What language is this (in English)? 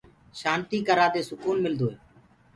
Gurgula